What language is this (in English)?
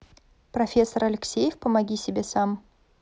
Russian